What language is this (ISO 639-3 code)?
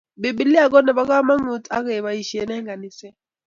kln